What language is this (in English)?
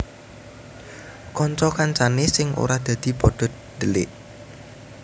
Javanese